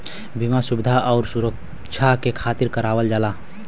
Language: Bhojpuri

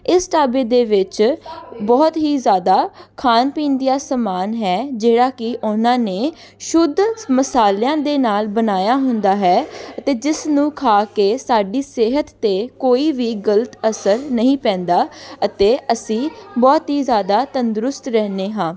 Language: Punjabi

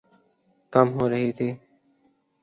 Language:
Urdu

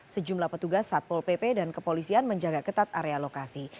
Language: Indonesian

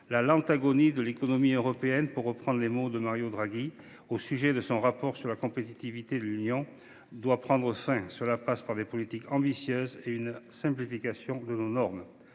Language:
French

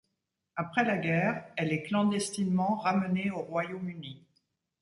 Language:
French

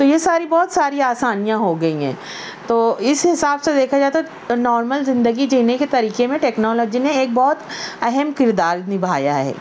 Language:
Urdu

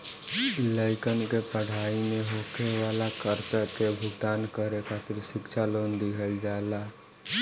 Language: Bhojpuri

